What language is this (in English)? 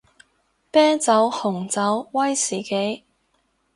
Cantonese